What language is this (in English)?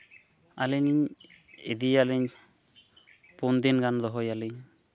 Santali